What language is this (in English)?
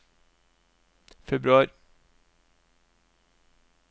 Norwegian